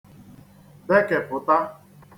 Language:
Igbo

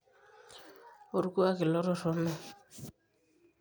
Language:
Masai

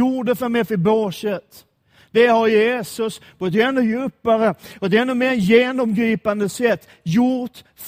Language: Swedish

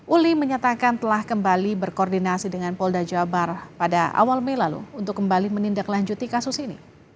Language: Indonesian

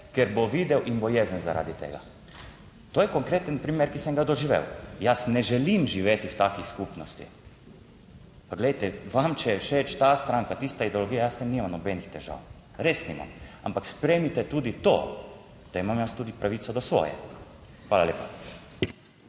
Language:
Slovenian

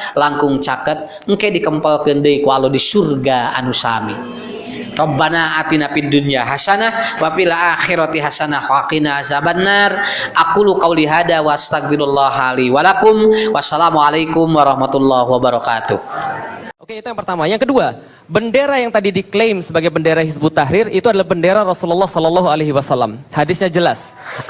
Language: Indonesian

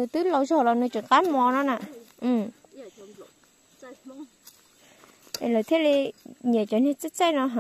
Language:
Vietnamese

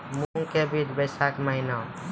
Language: Maithili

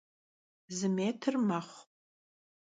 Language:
Kabardian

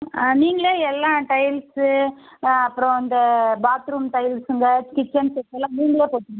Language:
Tamil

